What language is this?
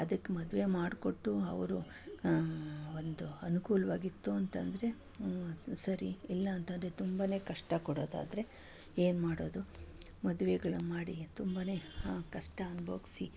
Kannada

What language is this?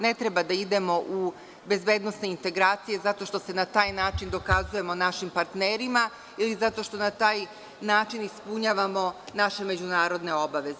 Serbian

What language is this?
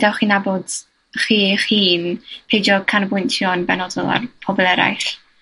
Welsh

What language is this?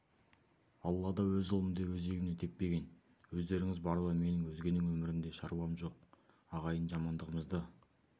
Kazakh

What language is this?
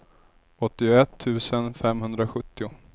Swedish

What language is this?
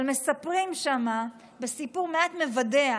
Hebrew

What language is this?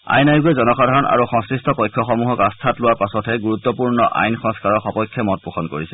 Assamese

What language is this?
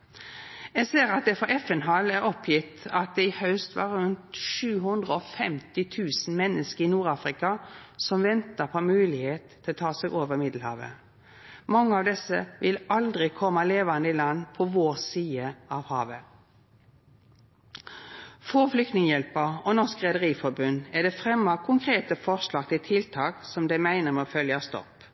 Norwegian Nynorsk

